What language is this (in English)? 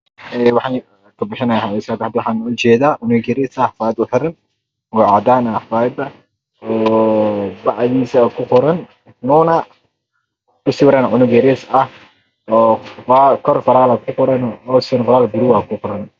Somali